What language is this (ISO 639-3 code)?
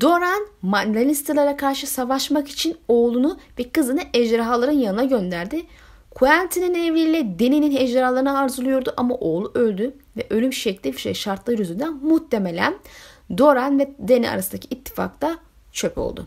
tur